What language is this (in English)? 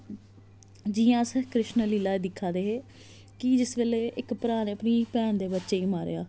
Dogri